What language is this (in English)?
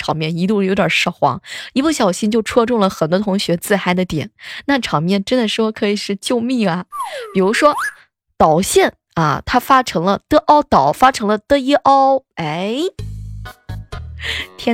Chinese